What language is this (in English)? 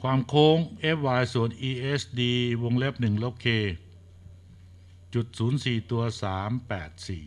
Thai